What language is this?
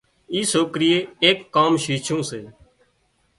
Wadiyara Koli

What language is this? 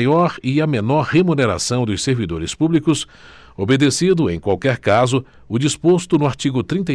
Portuguese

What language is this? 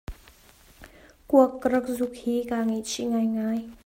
Hakha Chin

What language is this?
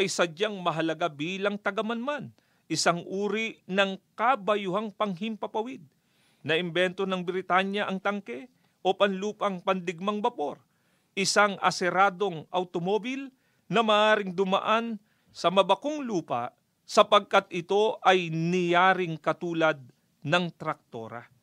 Filipino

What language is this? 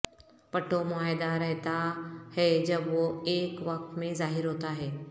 Urdu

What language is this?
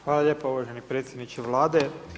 Croatian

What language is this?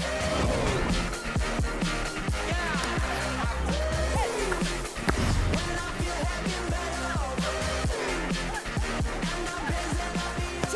Korean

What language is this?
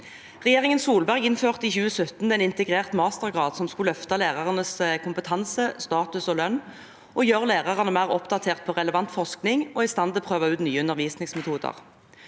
Norwegian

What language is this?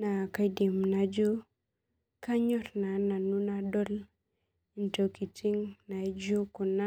Masai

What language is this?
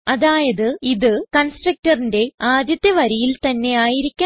Malayalam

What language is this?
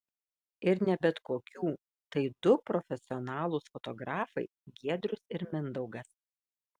Lithuanian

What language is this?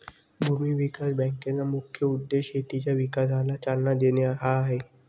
Marathi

